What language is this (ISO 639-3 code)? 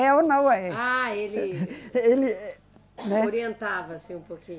por